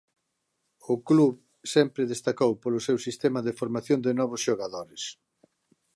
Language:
Galician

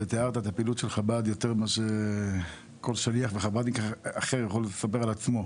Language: Hebrew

